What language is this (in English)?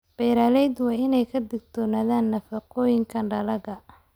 Somali